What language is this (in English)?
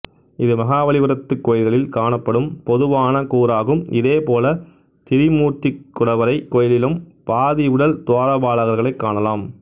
Tamil